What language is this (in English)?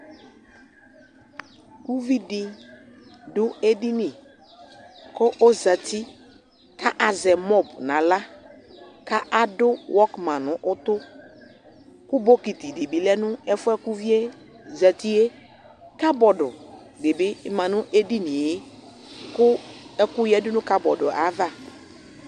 Ikposo